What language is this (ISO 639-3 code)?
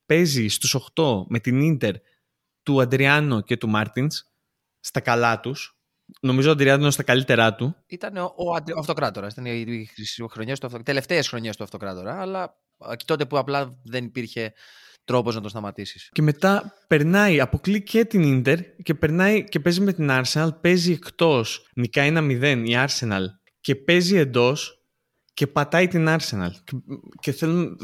ell